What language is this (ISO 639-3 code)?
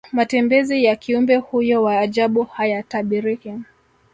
swa